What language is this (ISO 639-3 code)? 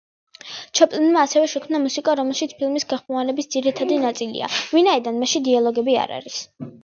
kat